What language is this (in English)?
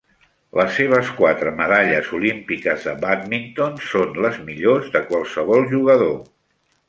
Catalan